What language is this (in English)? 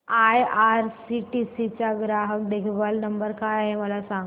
Marathi